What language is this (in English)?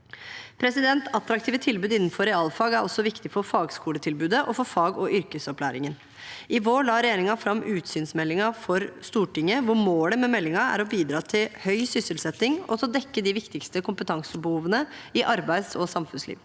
Norwegian